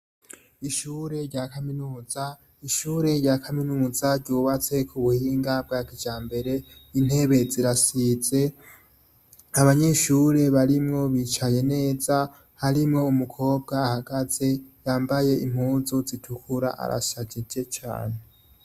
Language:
Rundi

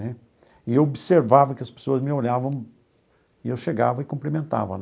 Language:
Portuguese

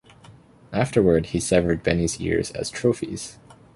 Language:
English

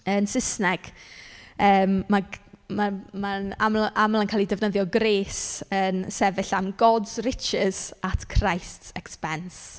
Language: Welsh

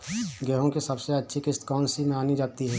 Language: Hindi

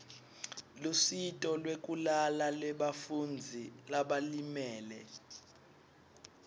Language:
Swati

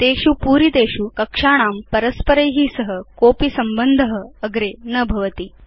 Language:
Sanskrit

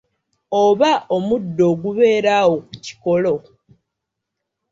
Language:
Ganda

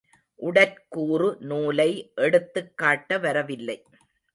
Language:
Tamil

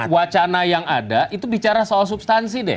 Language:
Indonesian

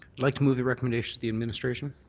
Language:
English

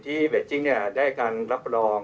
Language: Thai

